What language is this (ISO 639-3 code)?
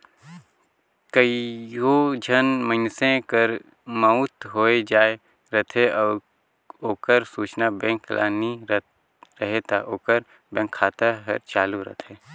hne